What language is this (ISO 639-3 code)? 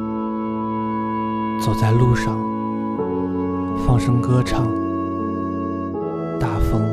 zho